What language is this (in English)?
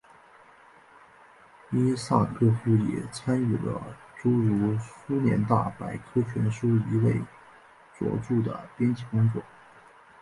Chinese